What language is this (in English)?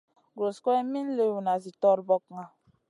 Masana